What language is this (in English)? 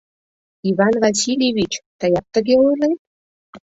Mari